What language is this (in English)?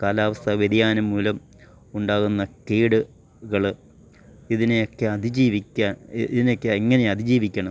Malayalam